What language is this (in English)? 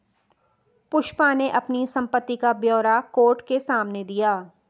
Hindi